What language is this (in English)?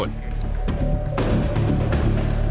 Indonesian